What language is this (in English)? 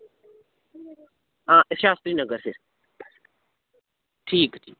Dogri